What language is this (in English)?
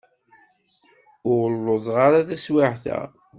Kabyle